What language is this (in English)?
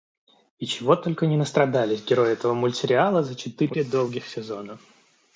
Russian